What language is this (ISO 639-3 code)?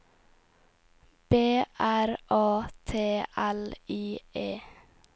nor